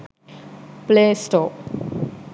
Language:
Sinhala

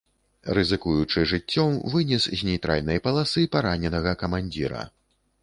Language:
Belarusian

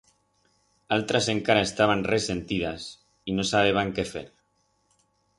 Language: Aragonese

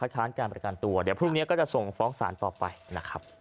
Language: Thai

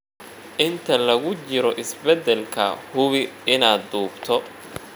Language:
Somali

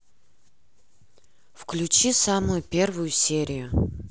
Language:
Russian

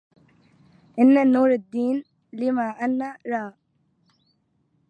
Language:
Arabic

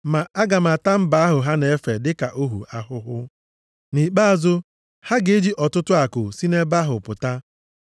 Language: Igbo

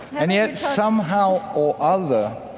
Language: English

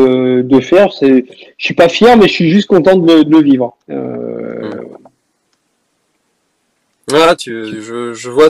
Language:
French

